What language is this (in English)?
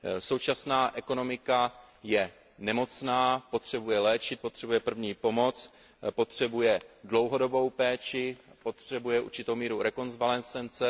Czech